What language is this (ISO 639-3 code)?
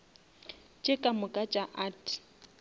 nso